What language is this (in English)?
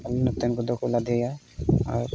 Santali